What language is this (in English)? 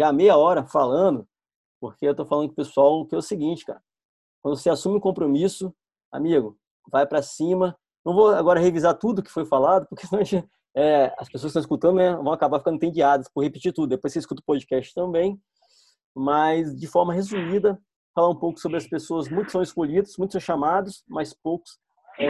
Portuguese